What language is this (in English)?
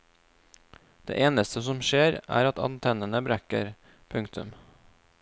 Norwegian